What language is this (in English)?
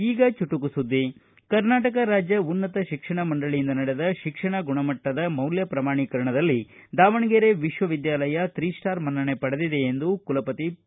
Kannada